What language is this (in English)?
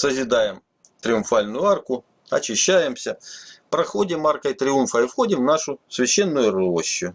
Russian